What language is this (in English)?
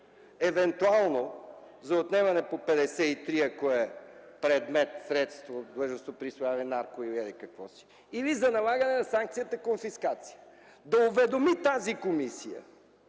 Bulgarian